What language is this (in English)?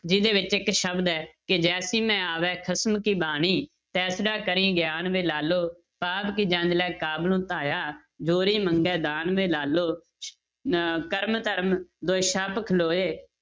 Punjabi